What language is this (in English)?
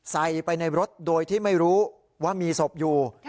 Thai